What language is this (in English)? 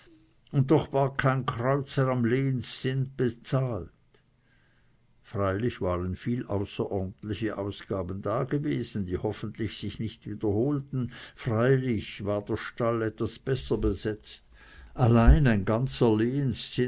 German